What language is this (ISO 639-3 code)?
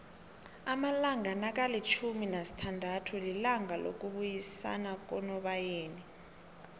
nbl